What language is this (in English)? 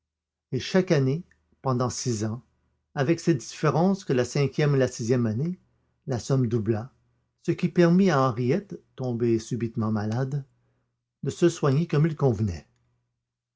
French